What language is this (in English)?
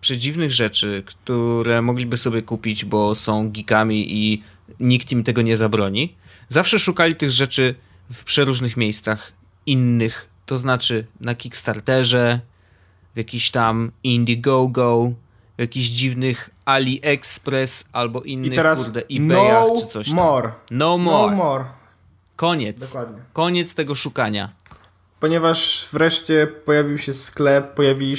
Polish